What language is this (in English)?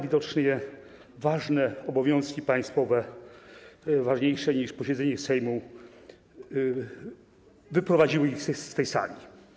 Polish